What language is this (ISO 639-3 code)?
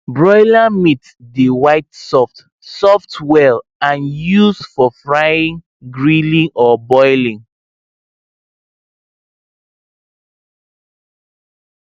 pcm